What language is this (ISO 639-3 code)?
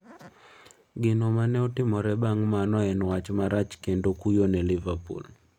luo